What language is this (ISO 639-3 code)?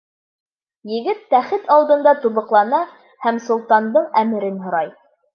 bak